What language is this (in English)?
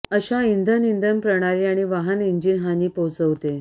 Marathi